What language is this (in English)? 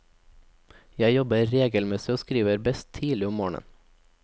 Norwegian